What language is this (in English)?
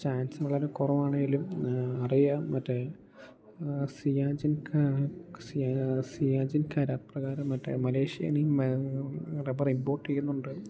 Malayalam